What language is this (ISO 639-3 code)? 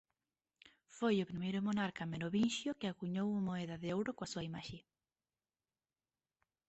glg